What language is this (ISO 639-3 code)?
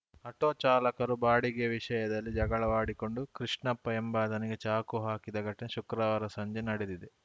kan